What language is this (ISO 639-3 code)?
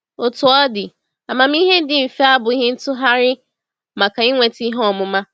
ibo